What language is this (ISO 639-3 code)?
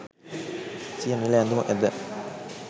sin